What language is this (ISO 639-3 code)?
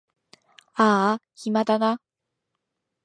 jpn